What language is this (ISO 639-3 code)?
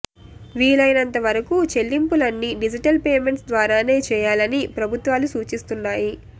tel